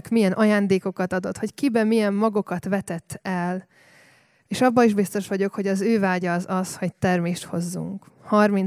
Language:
Hungarian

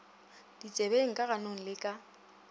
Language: Northern Sotho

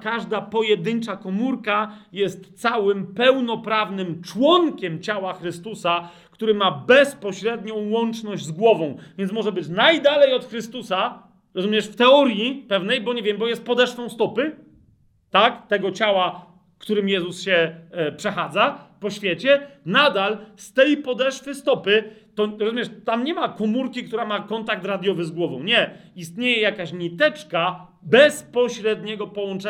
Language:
Polish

